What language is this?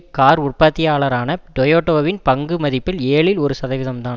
Tamil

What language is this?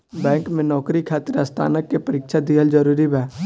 Bhojpuri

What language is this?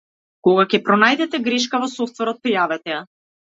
Macedonian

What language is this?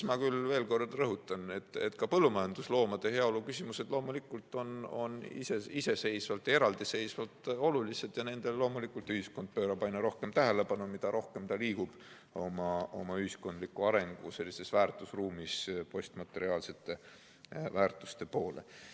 Estonian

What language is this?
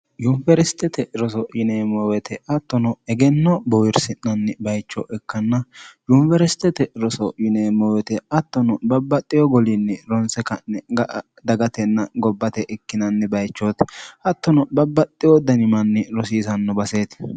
Sidamo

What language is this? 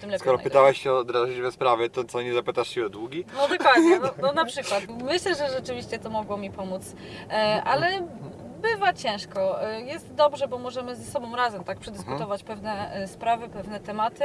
Polish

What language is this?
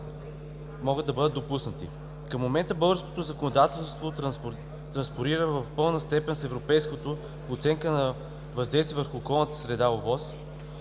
Bulgarian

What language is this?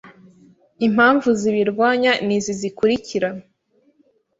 Kinyarwanda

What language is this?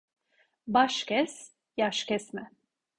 Turkish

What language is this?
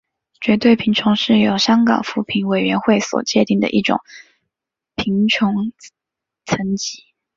Chinese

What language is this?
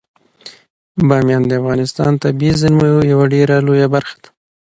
Pashto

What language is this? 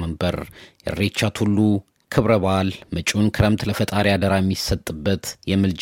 Amharic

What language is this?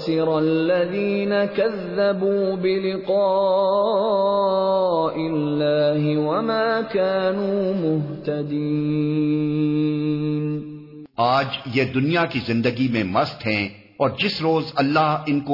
Urdu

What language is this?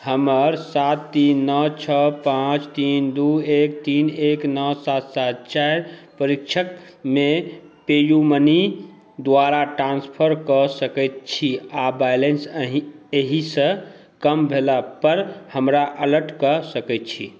Maithili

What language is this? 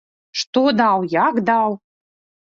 Belarusian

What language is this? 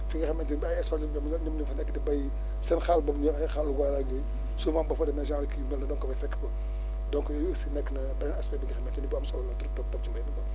Wolof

